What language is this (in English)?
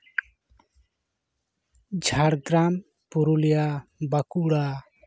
Santali